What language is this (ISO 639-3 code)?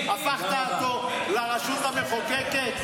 heb